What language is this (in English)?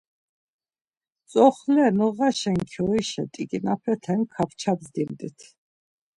Laz